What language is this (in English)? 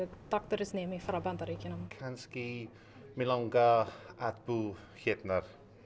Icelandic